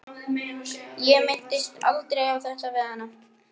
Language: Icelandic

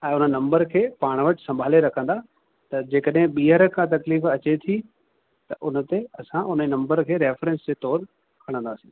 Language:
Sindhi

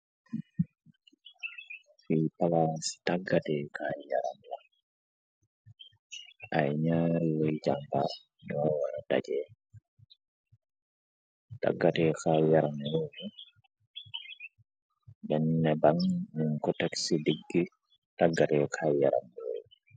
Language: Wolof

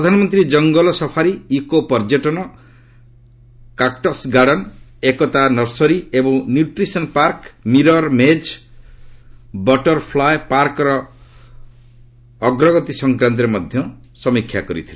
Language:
Odia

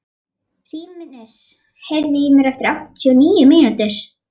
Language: Icelandic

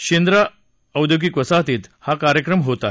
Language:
Marathi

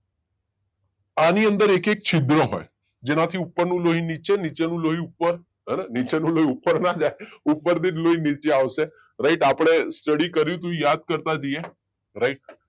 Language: Gujarati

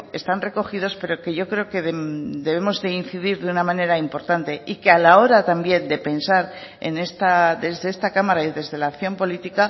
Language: Spanish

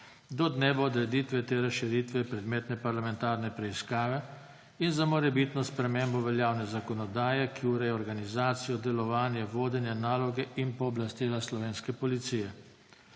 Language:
Slovenian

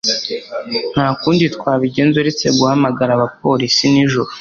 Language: Kinyarwanda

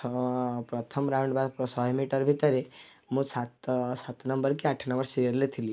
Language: Odia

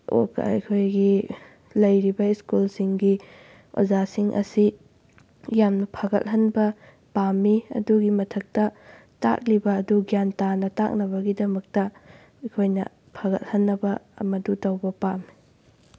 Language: Manipuri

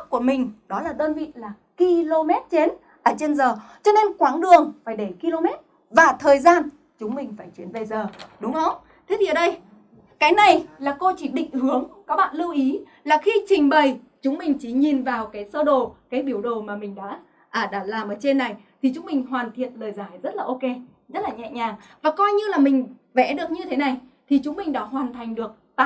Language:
Vietnamese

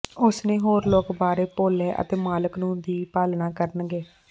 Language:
Punjabi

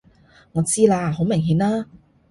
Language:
Cantonese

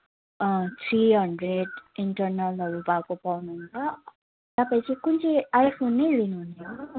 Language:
Nepali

